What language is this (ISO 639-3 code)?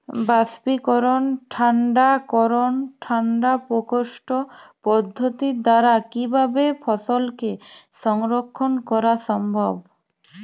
ben